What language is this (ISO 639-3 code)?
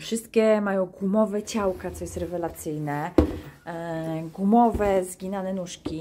pol